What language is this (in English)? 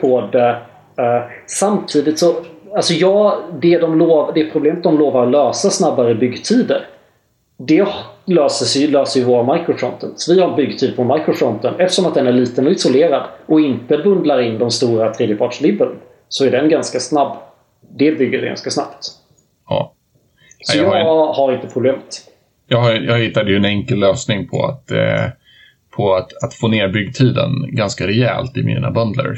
Swedish